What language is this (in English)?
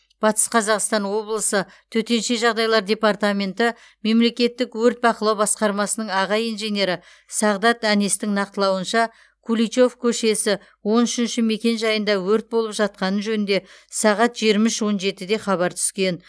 Kazakh